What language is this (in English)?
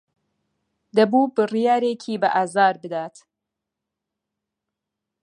Central Kurdish